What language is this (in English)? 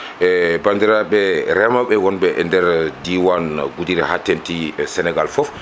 Fula